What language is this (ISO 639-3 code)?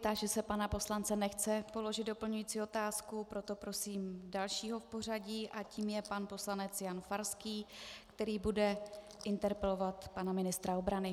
ces